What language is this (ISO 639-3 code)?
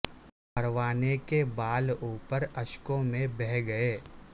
urd